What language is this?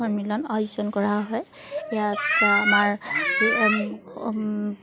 Assamese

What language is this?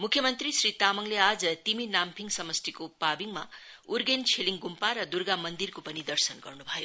Nepali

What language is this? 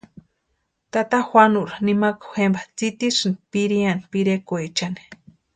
Western Highland Purepecha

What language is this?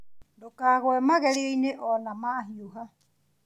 Kikuyu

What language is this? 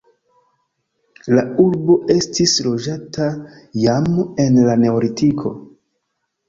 Esperanto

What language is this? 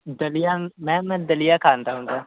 Punjabi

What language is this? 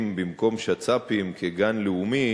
Hebrew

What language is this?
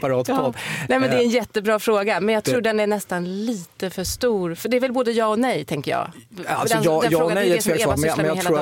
Swedish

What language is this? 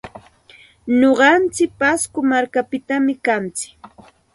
Santa Ana de Tusi Pasco Quechua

